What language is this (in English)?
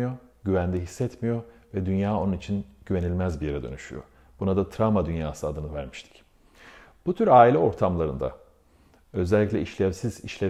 Turkish